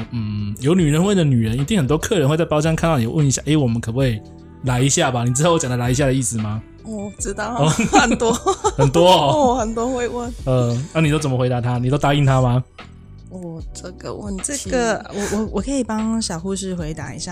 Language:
Chinese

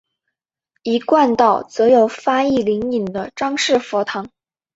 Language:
Chinese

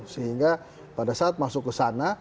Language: Indonesian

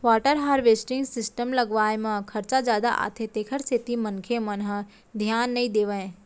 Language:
Chhattisgarhi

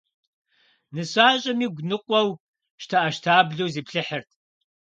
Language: Kabardian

